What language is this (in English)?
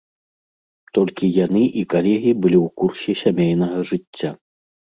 Belarusian